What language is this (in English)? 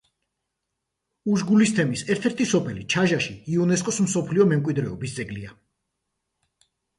Georgian